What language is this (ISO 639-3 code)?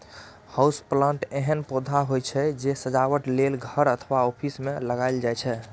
mai